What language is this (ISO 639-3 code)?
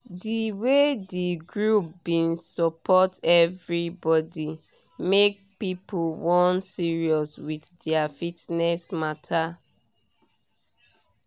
pcm